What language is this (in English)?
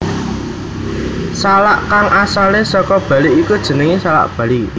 Javanese